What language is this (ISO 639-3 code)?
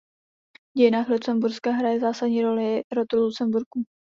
ces